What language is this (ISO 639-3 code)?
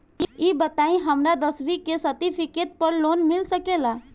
bho